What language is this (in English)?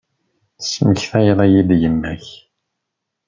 Kabyle